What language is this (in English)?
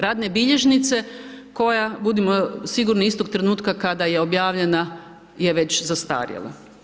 Croatian